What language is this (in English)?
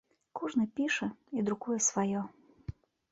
Belarusian